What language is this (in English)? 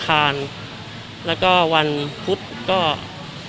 Thai